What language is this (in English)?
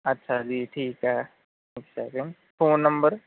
Punjabi